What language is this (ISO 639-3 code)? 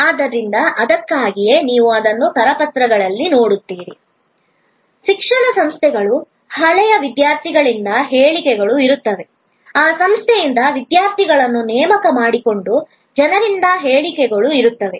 kan